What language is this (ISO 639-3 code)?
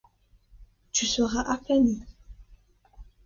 fra